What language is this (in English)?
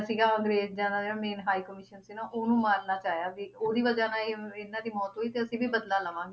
Punjabi